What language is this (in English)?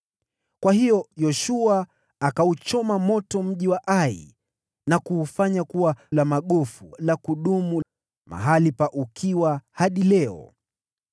Swahili